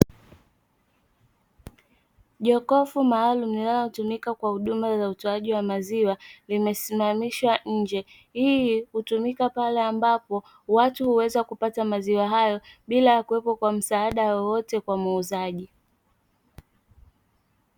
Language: Swahili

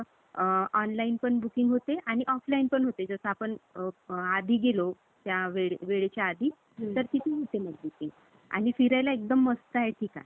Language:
Marathi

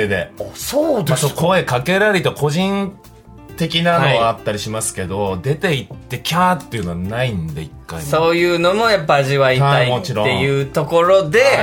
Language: Japanese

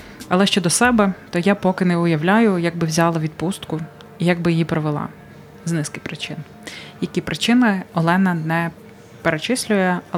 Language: Ukrainian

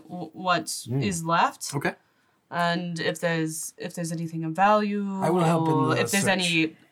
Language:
English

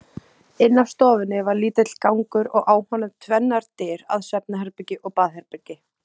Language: Icelandic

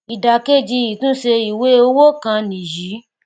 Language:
Yoruba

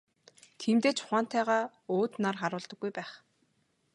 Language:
Mongolian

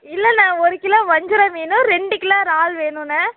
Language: Tamil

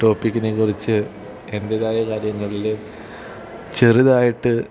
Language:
Malayalam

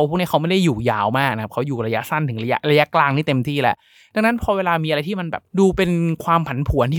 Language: Thai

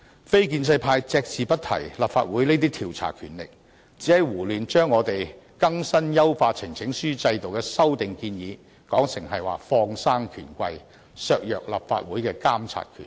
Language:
Cantonese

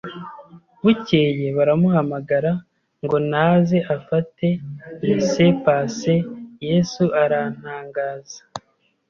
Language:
Kinyarwanda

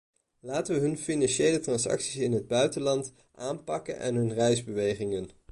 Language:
Dutch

